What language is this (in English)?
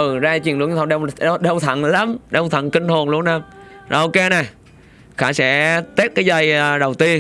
Vietnamese